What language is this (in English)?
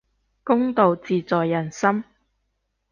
Cantonese